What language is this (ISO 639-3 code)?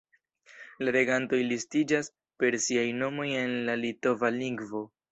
epo